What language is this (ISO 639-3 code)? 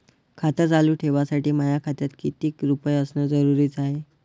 mar